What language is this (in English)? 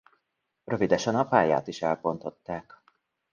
Hungarian